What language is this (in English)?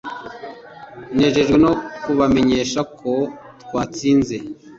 Kinyarwanda